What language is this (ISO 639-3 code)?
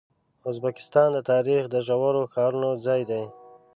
pus